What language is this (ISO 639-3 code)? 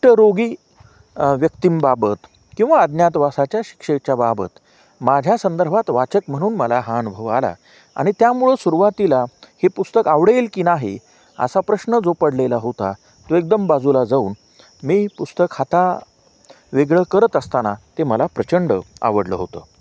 mar